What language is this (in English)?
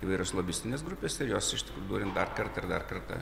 Lithuanian